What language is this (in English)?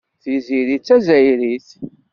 Kabyle